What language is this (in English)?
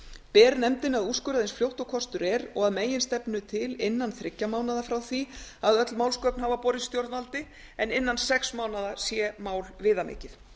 Icelandic